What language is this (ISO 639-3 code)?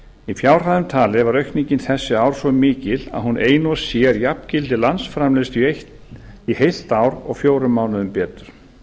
isl